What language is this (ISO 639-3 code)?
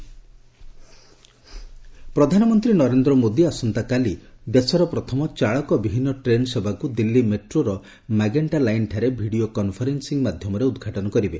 ori